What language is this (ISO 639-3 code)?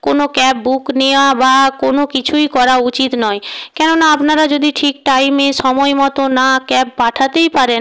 ben